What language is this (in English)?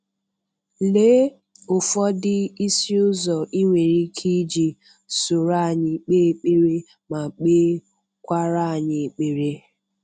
Igbo